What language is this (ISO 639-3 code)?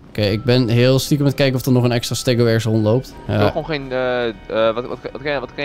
nld